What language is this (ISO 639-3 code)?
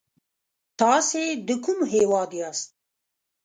pus